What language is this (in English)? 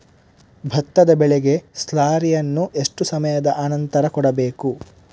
Kannada